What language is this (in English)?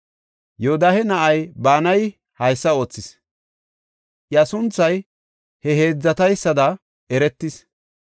Gofa